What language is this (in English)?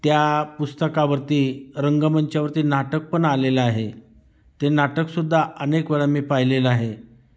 Marathi